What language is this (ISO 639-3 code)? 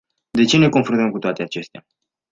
ron